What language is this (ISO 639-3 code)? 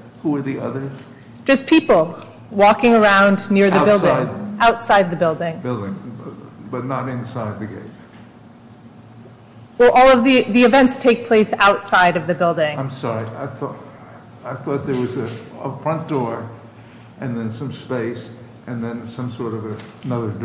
eng